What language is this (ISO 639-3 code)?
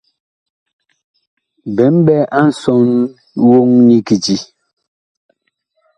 bkh